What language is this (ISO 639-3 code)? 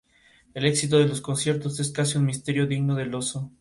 spa